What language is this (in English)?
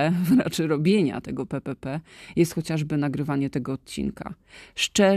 Polish